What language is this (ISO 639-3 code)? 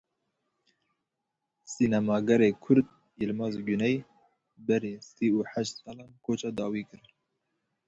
kur